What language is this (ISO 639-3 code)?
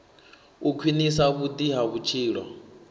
ven